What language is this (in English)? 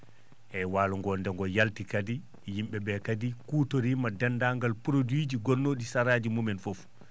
Fula